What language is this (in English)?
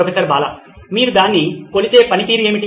Telugu